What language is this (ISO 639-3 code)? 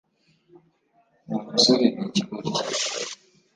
kin